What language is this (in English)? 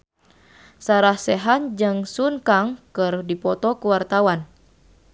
Sundanese